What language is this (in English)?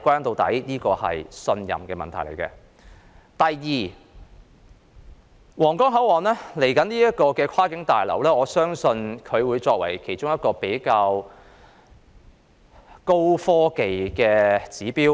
Cantonese